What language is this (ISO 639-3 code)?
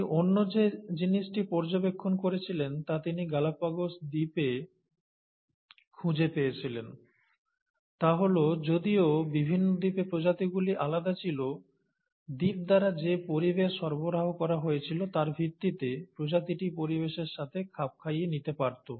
ben